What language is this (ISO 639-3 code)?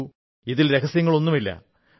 mal